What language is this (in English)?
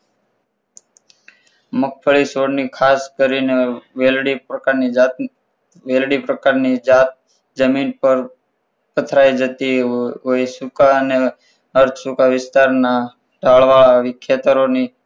Gujarati